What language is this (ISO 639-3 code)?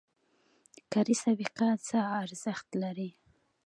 pus